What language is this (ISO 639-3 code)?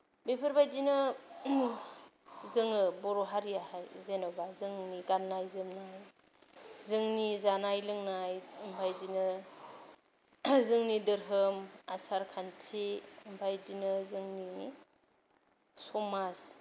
brx